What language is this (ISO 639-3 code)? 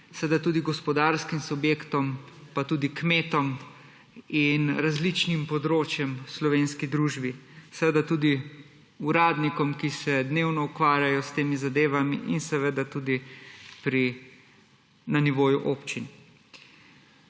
slv